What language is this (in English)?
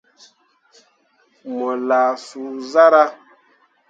Mundang